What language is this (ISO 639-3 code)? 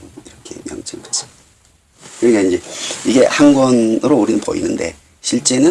kor